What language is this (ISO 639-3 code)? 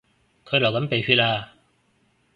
yue